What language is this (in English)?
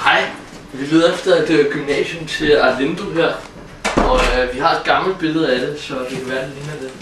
Danish